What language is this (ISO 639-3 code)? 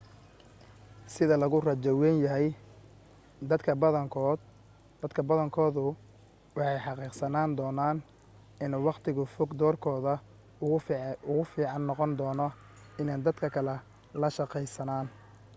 som